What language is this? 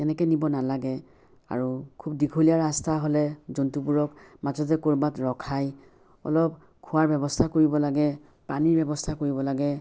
Assamese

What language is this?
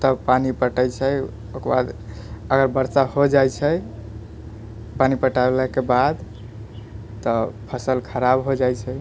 Maithili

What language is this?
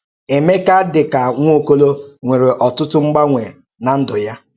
Igbo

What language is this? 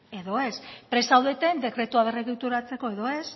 Basque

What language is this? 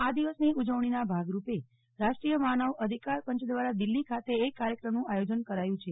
Gujarati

